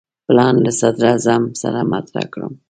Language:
Pashto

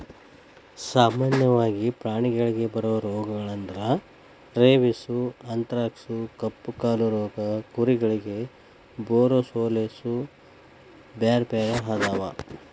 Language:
Kannada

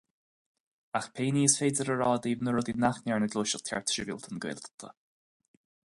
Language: Irish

